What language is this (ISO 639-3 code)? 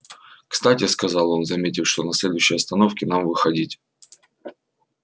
rus